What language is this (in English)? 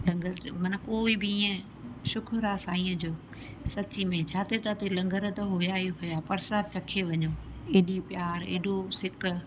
Sindhi